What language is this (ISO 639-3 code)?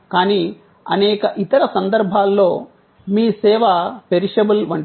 tel